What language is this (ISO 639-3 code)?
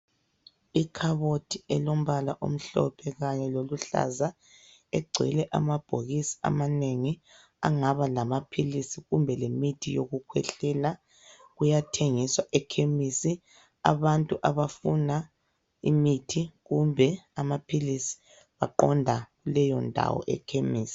nde